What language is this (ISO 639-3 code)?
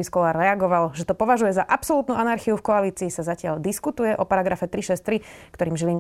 slk